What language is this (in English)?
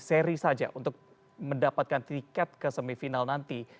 Indonesian